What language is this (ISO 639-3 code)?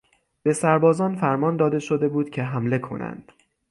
fas